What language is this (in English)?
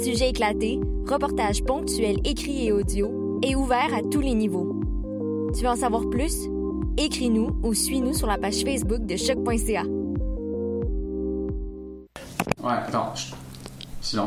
French